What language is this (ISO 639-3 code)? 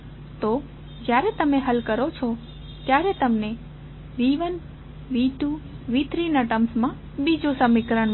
guj